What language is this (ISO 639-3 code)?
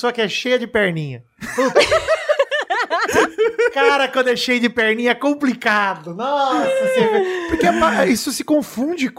por